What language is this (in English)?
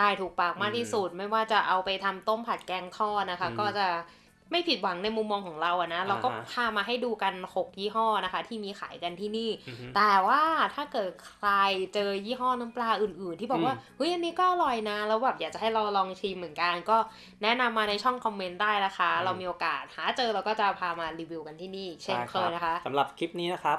Thai